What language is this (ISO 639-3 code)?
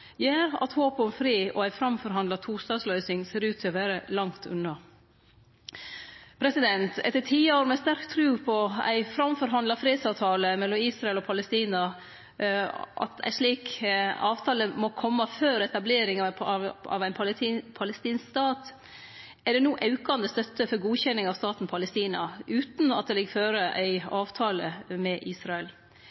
nno